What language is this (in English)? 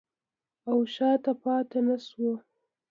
Pashto